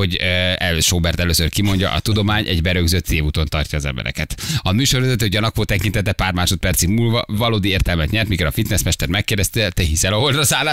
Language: Hungarian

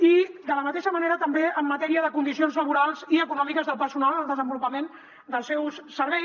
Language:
Catalan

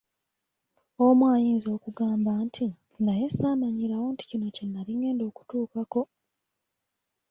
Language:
Ganda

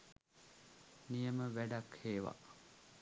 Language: Sinhala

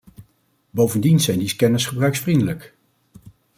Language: Dutch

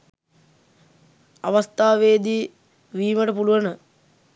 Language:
Sinhala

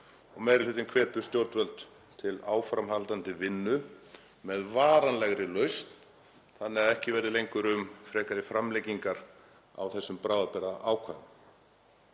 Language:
Icelandic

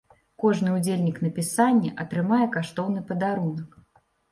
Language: Belarusian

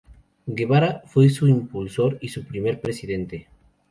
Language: Spanish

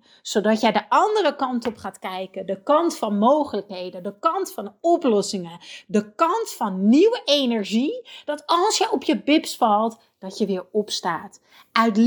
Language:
Dutch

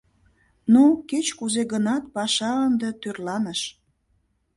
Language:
Mari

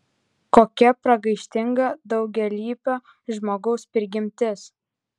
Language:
Lithuanian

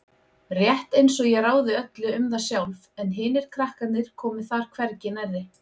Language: Icelandic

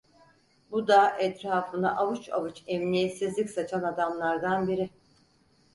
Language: Turkish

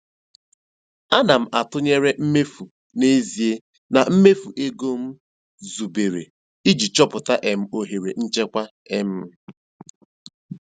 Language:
Igbo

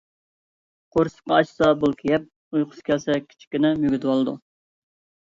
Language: Uyghur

